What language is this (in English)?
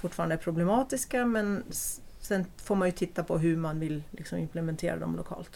Swedish